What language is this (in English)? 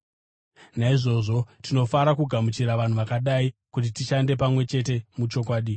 Shona